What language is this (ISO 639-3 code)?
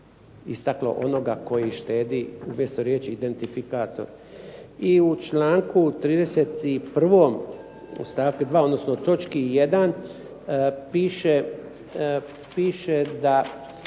hrv